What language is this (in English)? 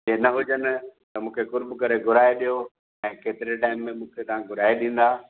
Sindhi